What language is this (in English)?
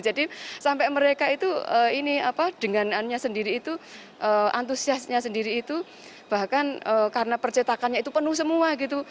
Indonesian